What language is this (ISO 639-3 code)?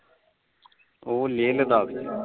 pan